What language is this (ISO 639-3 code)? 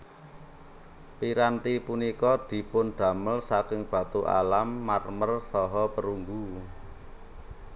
jav